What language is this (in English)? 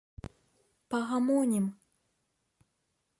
Belarusian